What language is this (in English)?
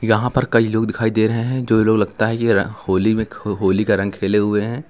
Hindi